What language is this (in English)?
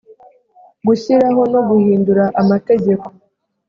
Kinyarwanda